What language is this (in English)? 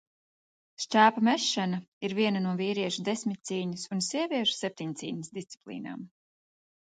Latvian